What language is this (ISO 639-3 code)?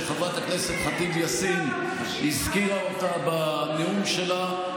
heb